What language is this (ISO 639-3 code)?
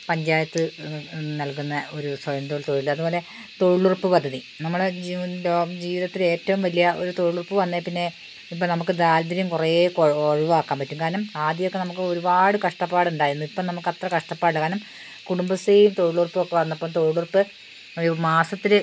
mal